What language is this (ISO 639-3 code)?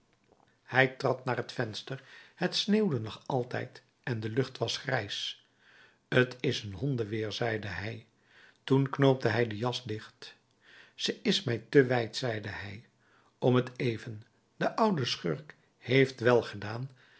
nld